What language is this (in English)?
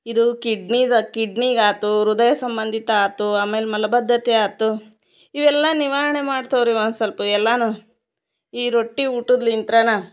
Kannada